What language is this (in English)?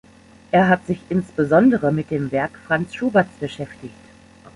German